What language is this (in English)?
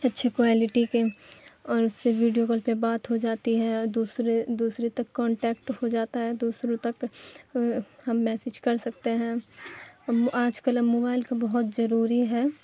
Urdu